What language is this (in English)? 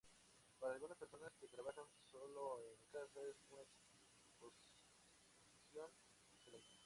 Spanish